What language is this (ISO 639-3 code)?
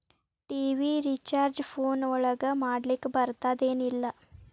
kan